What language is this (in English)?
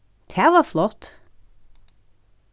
Faroese